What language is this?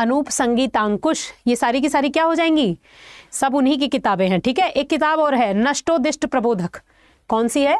Hindi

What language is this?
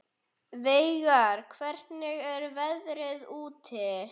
Icelandic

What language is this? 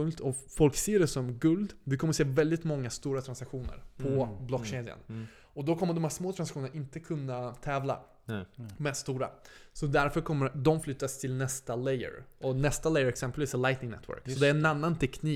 Swedish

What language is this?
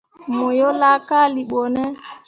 Mundang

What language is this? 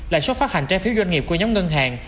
Vietnamese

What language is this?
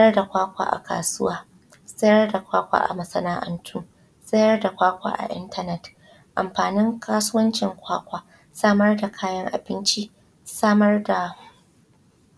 Hausa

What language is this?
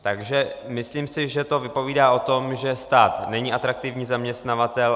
Czech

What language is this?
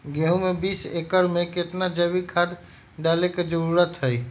Magahi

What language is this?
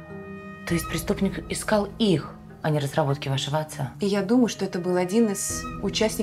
Russian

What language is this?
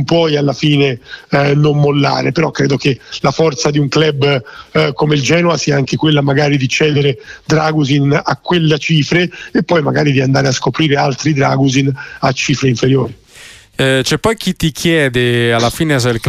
Italian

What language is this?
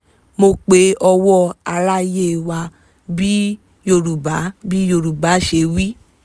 Yoruba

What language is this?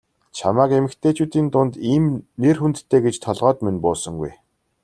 Mongolian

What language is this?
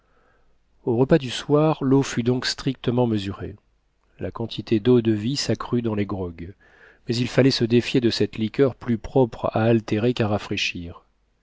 French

